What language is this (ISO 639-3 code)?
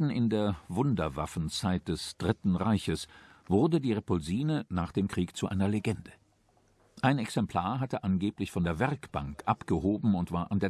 deu